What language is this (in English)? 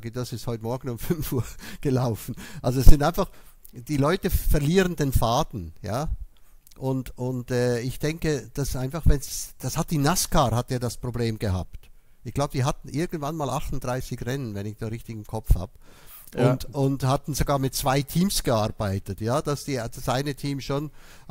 German